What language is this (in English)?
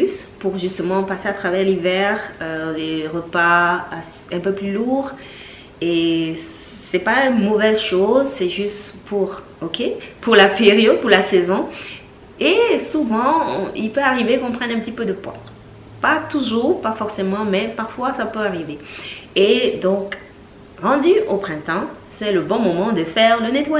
French